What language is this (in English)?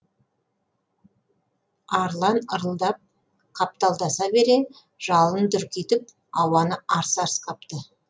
Kazakh